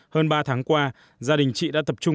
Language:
Vietnamese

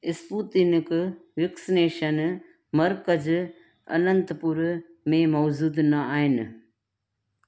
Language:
Sindhi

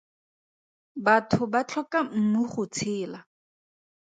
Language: Tswana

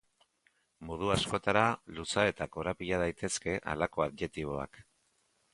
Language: Basque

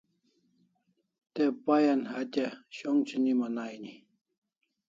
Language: Kalasha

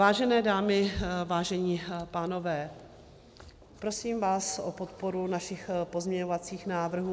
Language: Czech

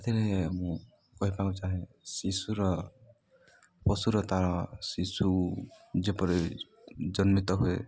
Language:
Odia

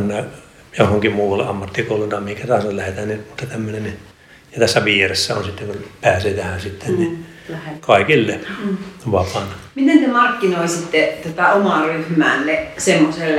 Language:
Finnish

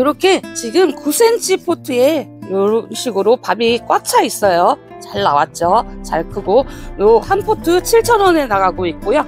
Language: Korean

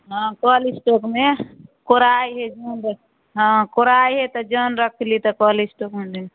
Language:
Maithili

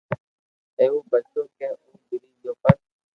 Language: Loarki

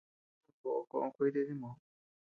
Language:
Tepeuxila Cuicatec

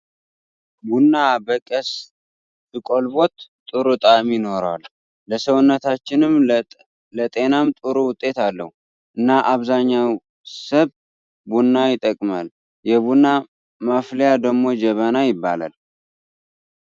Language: Tigrinya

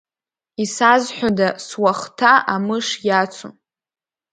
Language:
Abkhazian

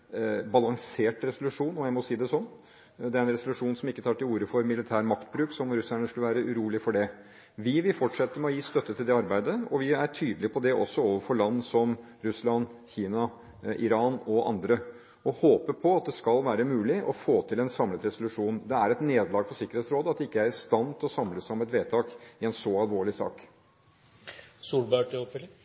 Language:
Norwegian Bokmål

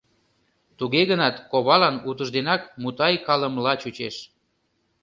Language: Mari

